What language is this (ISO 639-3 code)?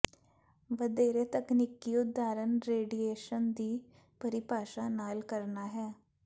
pan